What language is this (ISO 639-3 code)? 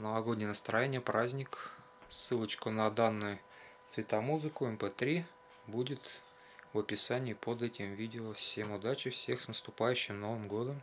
rus